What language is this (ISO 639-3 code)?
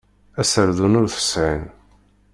kab